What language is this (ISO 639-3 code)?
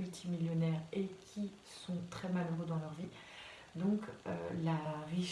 fra